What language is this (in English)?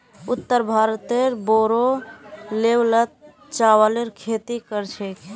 Magahi